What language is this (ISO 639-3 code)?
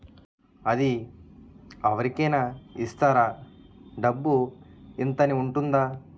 tel